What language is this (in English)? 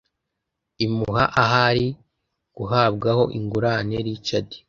Kinyarwanda